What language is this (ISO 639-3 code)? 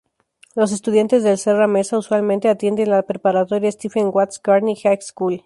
spa